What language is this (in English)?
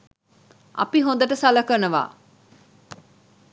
Sinhala